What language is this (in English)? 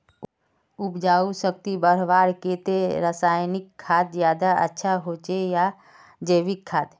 Magahi